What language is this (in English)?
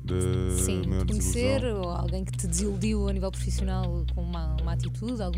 Portuguese